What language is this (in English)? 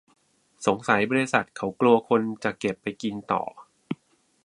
Thai